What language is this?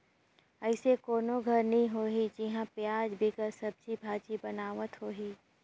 Chhattisgarhi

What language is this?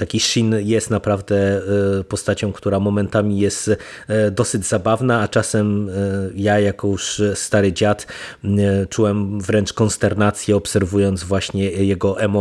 Polish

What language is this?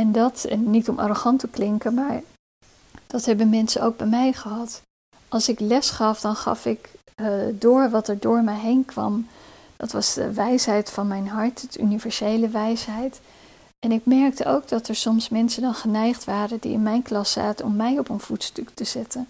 Dutch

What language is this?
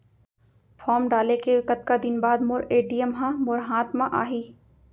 Chhattisgarhi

